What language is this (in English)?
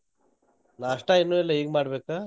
Kannada